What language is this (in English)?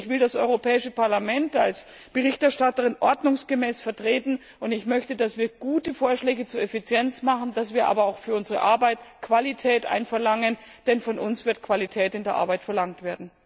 German